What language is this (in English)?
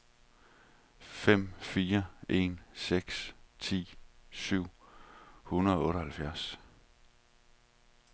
Danish